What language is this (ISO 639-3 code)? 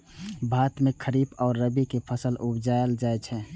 mai